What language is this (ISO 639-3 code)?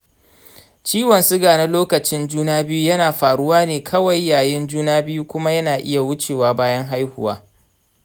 hau